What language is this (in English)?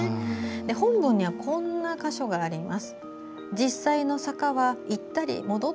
Japanese